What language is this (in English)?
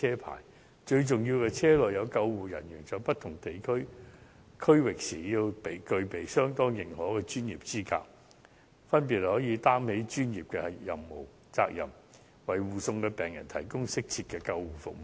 Cantonese